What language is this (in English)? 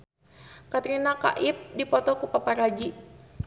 Sundanese